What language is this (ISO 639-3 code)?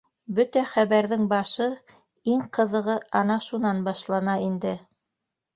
bak